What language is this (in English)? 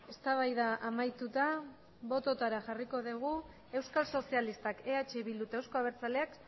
Basque